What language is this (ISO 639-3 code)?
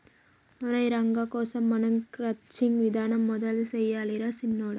tel